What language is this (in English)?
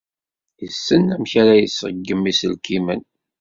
Kabyle